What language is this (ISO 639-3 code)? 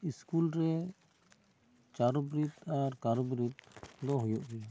sat